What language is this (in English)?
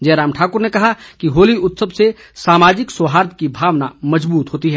Hindi